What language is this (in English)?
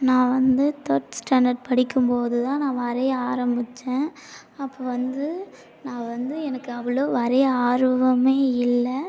Tamil